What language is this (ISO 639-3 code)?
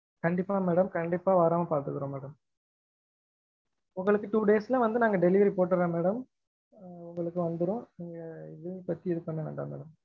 tam